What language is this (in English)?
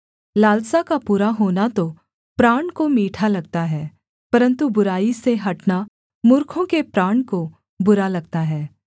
Hindi